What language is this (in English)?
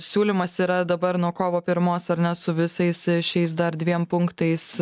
Lithuanian